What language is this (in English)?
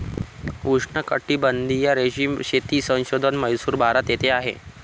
Marathi